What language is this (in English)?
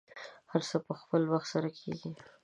Pashto